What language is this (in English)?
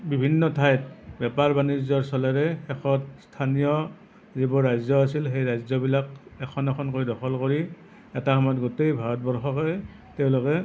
Assamese